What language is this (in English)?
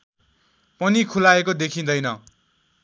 Nepali